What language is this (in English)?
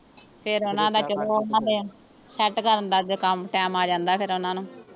Punjabi